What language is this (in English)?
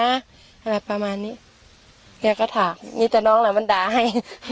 Thai